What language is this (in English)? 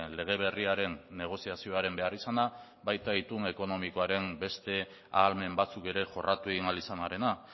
Basque